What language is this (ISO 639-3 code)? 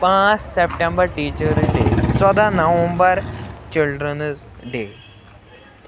kas